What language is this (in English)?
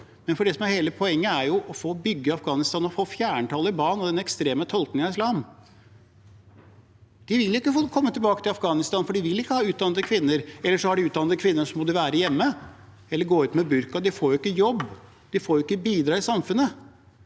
Norwegian